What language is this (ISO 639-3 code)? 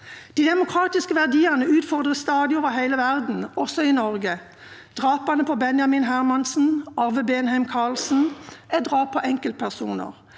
nor